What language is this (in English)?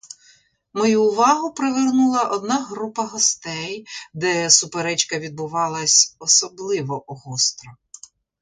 Ukrainian